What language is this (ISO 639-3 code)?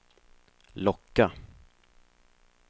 swe